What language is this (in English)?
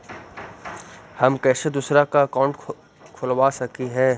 Magahi